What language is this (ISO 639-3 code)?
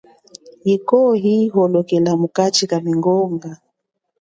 cjk